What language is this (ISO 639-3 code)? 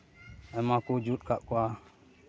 sat